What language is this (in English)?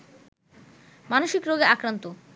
Bangla